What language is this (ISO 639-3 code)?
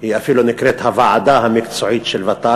heb